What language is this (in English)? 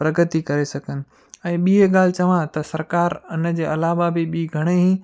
Sindhi